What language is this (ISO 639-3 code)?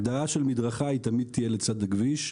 heb